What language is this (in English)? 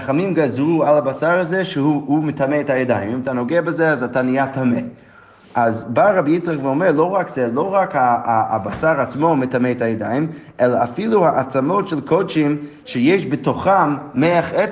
Hebrew